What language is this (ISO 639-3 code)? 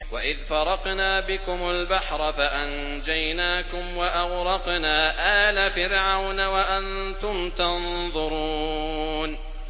ara